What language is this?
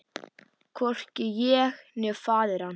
Icelandic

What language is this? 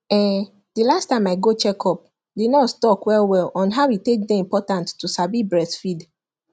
Nigerian Pidgin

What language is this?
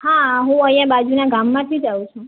Gujarati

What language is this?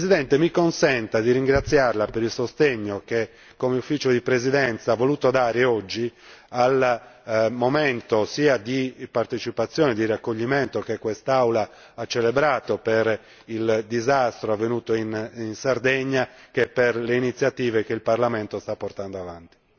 Italian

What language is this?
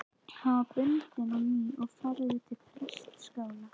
Icelandic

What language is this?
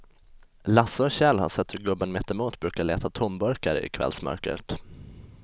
Swedish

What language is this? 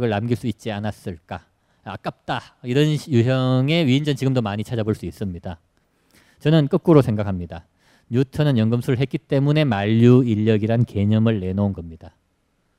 Korean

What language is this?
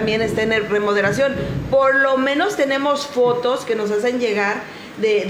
Spanish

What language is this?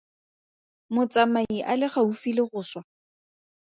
Tswana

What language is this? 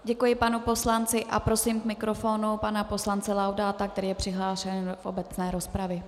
Czech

